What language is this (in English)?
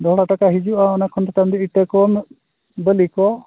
Santali